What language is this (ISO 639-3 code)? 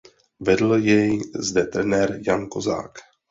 ces